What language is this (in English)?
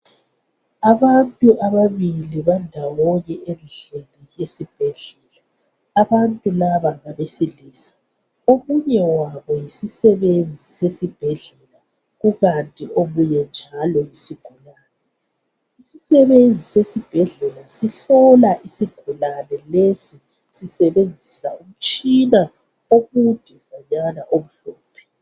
North Ndebele